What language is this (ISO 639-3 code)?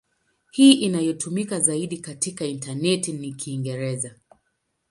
swa